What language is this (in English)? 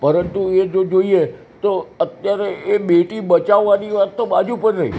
Gujarati